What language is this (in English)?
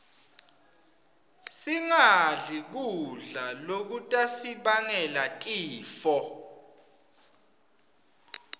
Swati